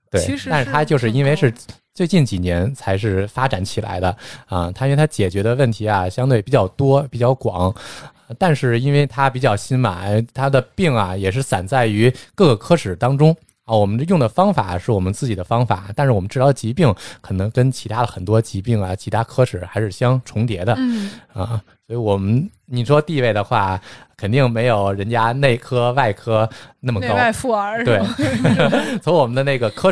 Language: Chinese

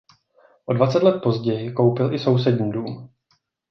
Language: Czech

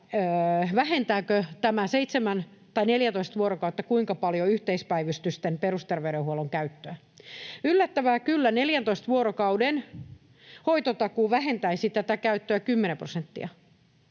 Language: Finnish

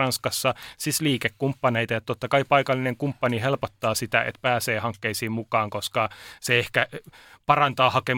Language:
Finnish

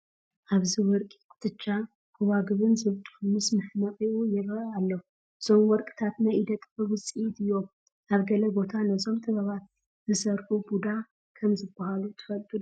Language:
Tigrinya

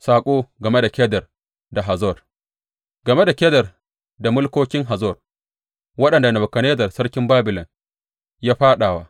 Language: Hausa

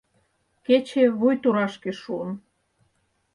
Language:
Mari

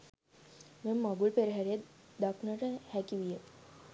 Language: Sinhala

